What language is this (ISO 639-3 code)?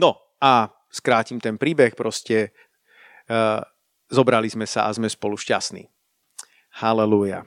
slk